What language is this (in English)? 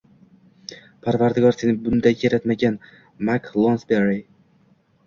Uzbek